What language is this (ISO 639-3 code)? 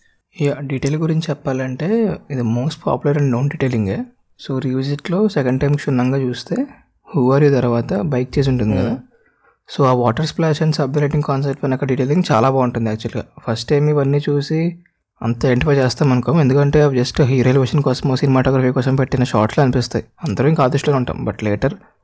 tel